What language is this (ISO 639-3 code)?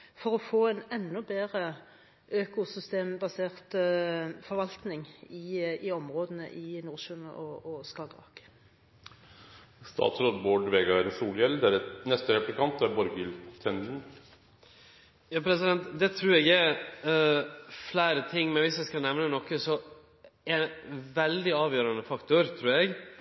nor